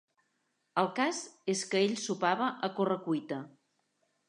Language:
Catalan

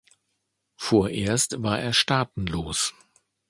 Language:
German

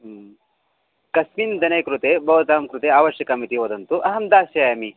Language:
Sanskrit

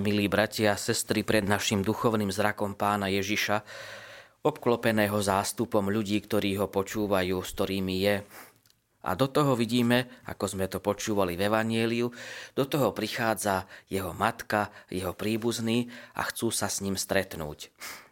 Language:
Slovak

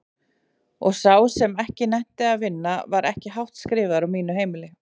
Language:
Icelandic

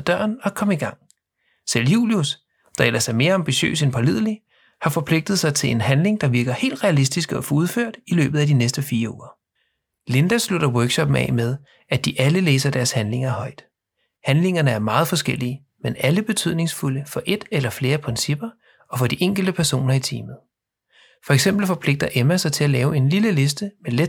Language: Danish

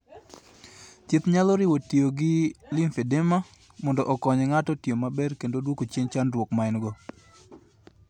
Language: Luo (Kenya and Tanzania)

